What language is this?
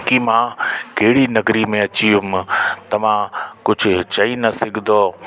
Sindhi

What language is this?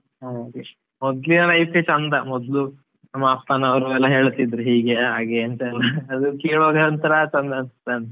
Kannada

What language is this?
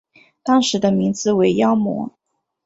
Chinese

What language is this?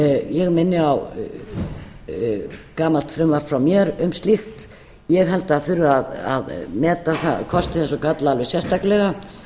Icelandic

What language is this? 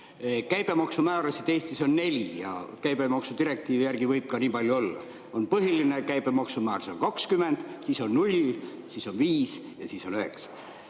Estonian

